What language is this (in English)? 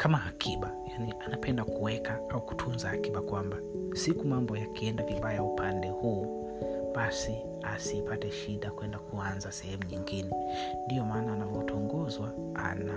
Swahili